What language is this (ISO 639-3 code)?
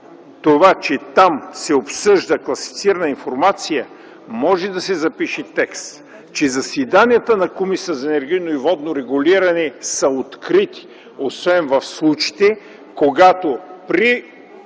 bul